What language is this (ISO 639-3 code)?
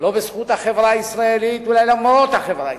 heb